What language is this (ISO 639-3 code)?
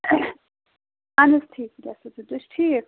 kas